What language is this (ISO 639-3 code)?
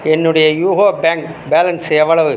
tam